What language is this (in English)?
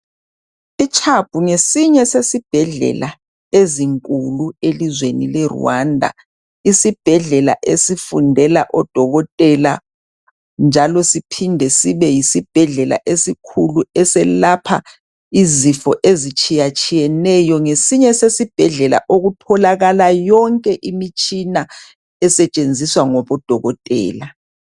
North Ndebele